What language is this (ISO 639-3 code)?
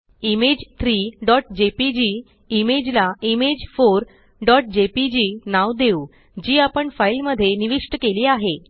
mar